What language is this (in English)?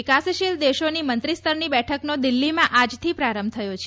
Gujarati